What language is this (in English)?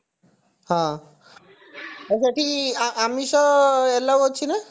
Odia